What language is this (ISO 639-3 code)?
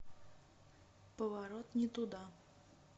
rus